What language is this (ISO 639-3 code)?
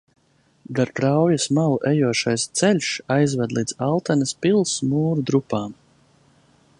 lav